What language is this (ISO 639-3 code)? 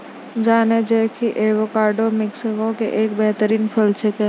mai